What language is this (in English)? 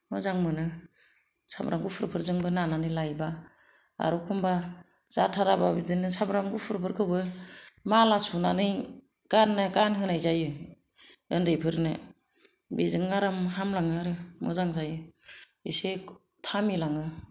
Bodo